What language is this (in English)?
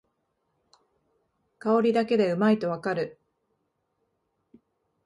Japanese